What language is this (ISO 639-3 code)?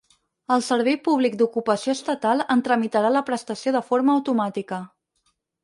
cat